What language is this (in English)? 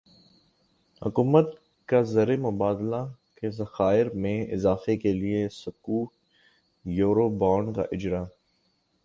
Urdu